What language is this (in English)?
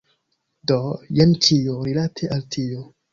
Esperanto